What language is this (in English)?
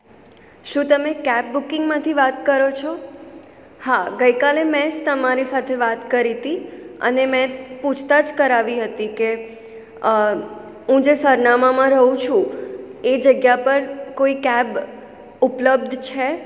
Gujarati